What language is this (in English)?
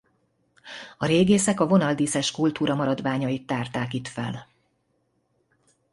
Hungarian